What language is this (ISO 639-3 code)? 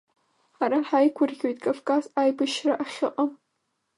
abk